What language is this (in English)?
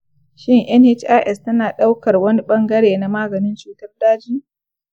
Hausa